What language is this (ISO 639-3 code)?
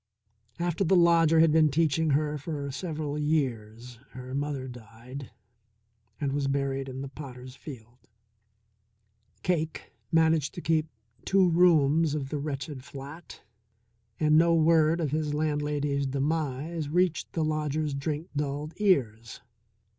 eng